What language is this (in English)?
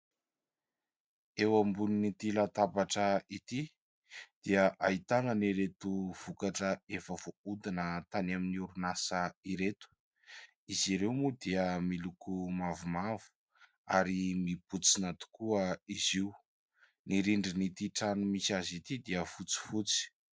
Malagasy